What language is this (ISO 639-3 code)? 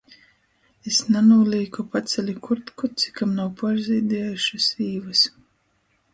ltg